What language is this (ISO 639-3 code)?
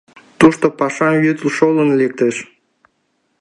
chm